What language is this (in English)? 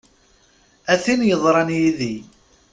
Kabyle